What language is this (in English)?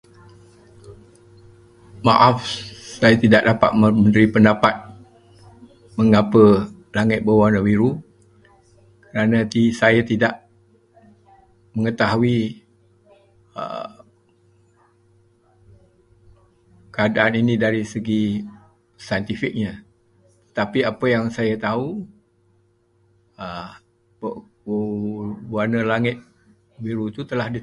Malay